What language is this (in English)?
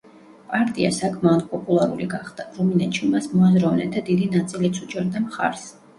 Georgian